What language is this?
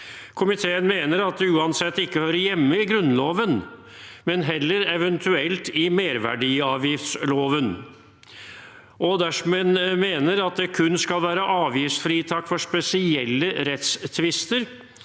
Norwegian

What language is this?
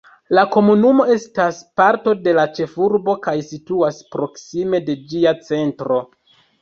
Esperanto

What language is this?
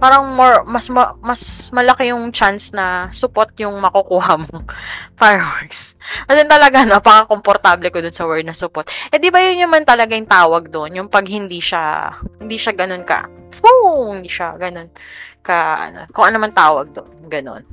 Filipino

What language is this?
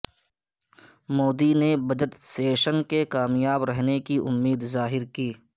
Urdu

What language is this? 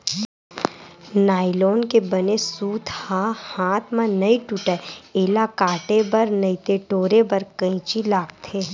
Chhattisgarhi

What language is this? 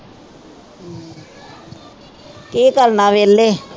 Punjabi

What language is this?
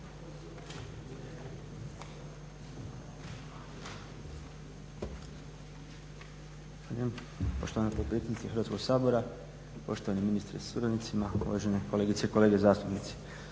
Croatian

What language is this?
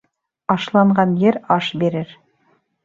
Bashkir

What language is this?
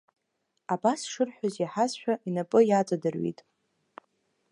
Abkhazian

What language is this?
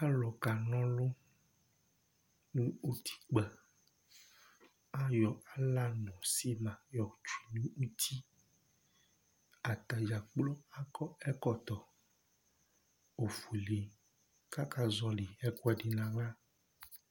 Ikposo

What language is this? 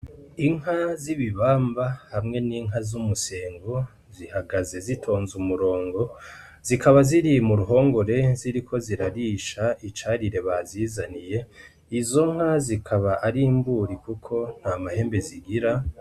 Rundi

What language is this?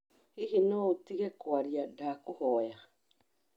Kikuyu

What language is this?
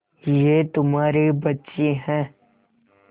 Hindi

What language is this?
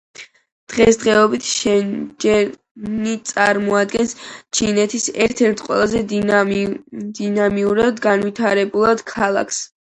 Georgian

